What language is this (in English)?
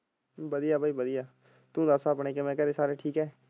Punjabi